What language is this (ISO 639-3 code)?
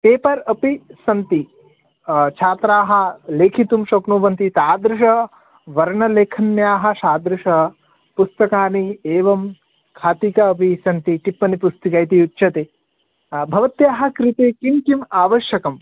san